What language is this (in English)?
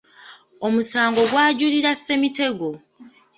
Ganda